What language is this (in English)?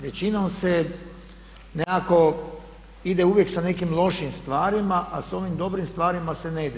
Croatian